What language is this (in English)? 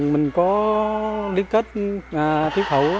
Vietnamese